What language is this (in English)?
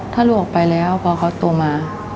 Thai